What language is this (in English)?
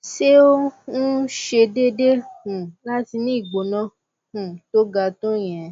Yoruba